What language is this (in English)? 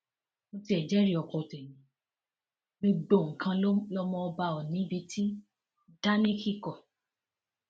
Yoruba